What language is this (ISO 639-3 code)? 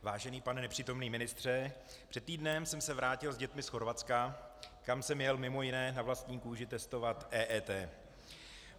ces